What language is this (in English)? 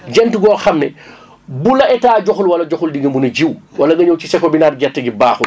Wolof